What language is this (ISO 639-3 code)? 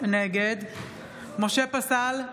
heb